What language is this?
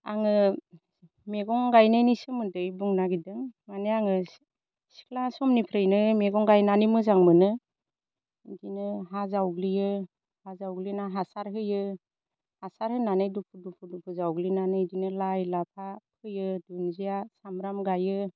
Bodo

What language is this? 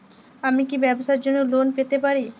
Bangla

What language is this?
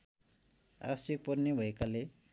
Nepali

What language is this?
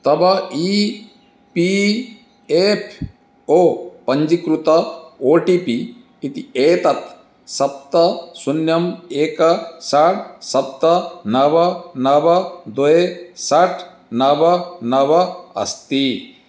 Sanskrit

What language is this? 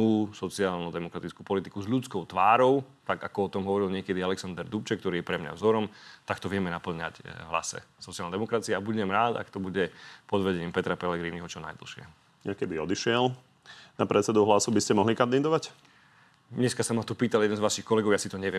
Slovak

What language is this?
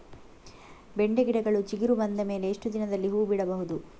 Kannada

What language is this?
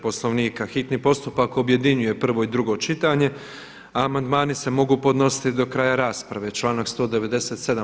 Croatian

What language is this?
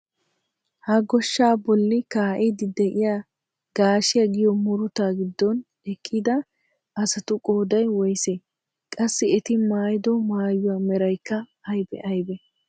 Wolaytta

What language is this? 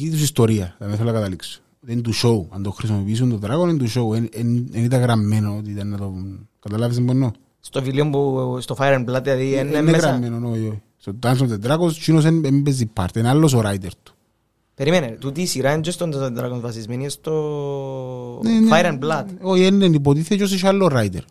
Greek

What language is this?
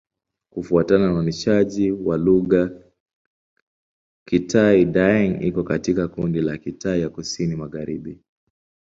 Swahili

